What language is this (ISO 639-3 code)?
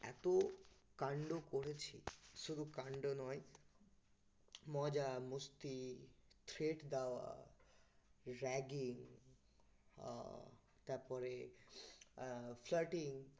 ben